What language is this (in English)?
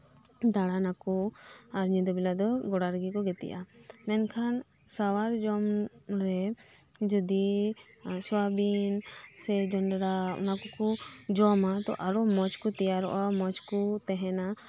Santali